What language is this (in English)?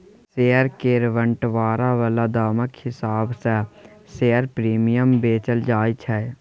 Maithili